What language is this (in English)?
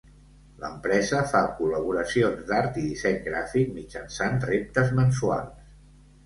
Catalan